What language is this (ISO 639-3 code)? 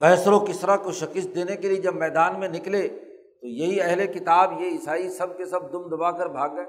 urd